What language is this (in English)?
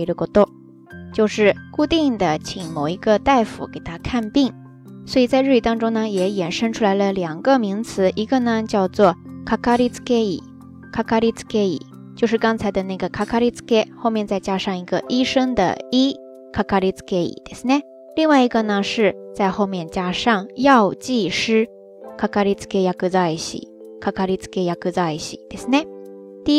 Chinese